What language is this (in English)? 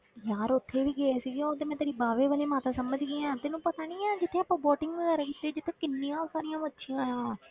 Punjabi